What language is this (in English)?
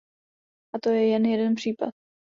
Czech